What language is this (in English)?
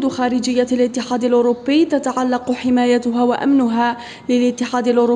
Arabic